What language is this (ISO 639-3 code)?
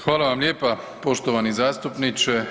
hrv